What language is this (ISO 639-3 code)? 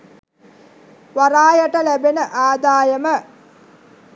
sin